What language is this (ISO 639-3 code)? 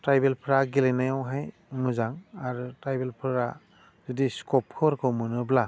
brx